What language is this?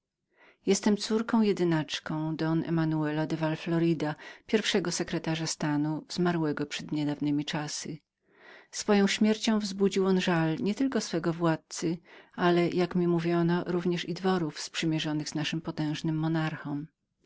Polish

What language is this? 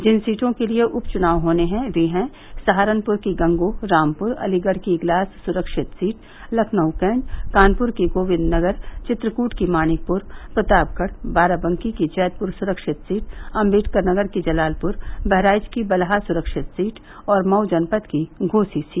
Hindi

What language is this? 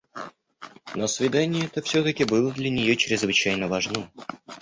Russian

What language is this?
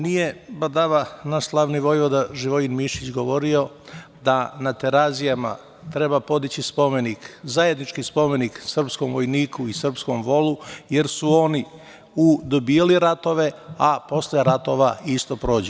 Serbian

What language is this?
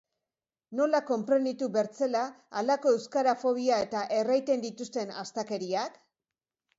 Basque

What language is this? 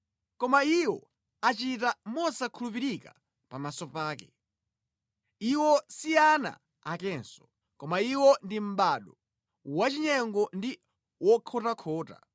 Nyanja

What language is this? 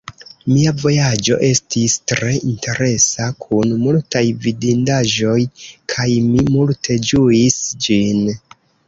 Esperanto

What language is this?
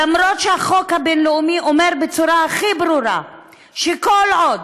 Hebrew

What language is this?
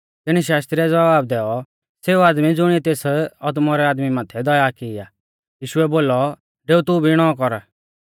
Mahasu Pahari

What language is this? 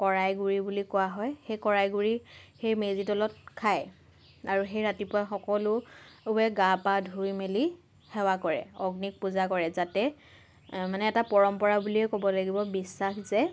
Assamese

